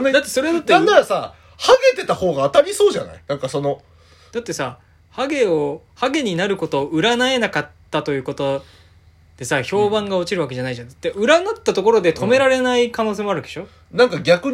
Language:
Japanese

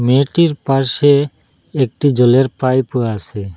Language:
Bangla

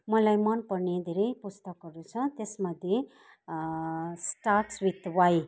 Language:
Nepali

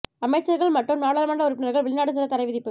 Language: Tamil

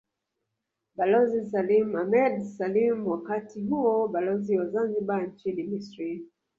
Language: Swahili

